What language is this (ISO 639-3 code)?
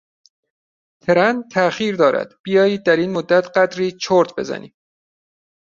fas